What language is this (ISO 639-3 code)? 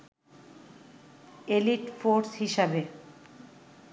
ben